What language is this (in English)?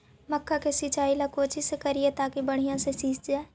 Magahi